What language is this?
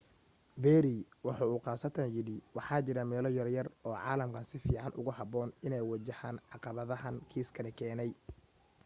Somali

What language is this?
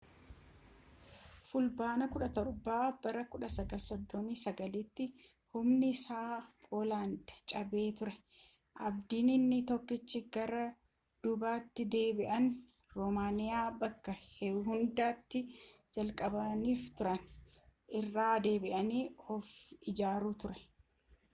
Oromo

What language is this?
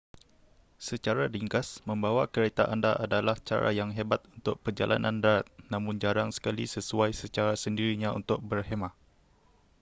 Malay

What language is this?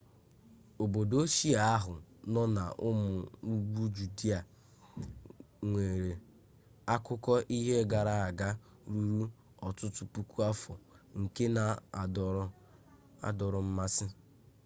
Igbo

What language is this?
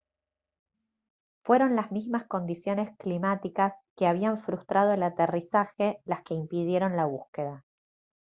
Spanish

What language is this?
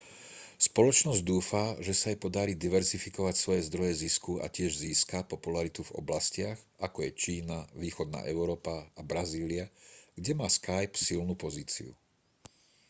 Slovak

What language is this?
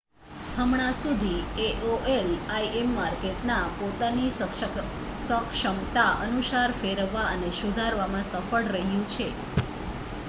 Gujarati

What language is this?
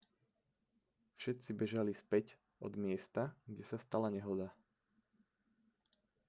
Slovak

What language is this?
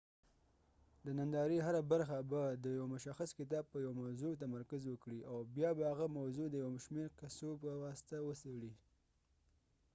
Pashto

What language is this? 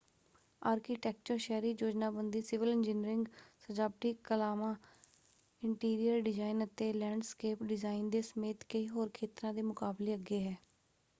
Punjabi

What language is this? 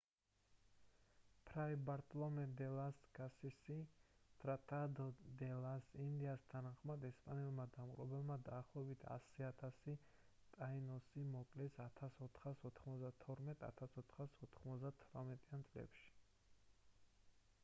Georgian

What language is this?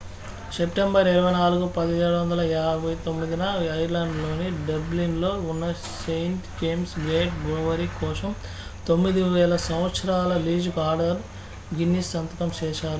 Telugu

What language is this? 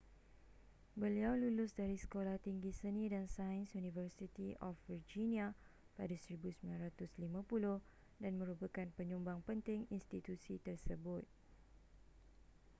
Malay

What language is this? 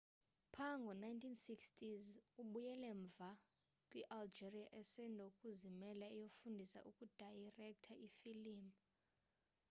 Xhosa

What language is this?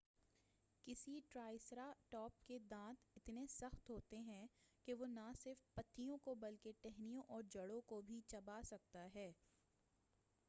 Urdu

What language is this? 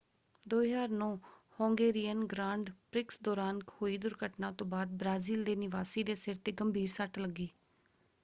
Punjabi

